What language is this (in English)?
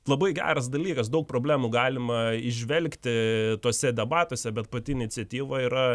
Lithuanian